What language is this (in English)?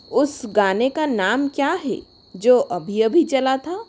Hindi